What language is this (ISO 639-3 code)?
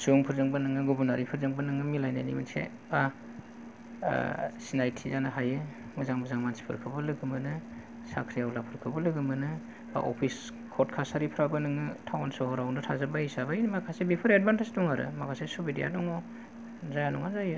brx